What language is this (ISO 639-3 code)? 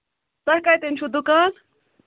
kas